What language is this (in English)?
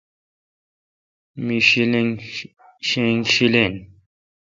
Kalkoti